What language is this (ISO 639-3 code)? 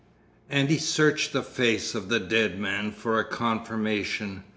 eng